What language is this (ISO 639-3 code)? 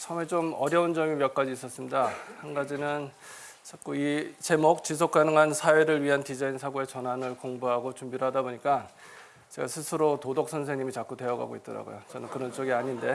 kor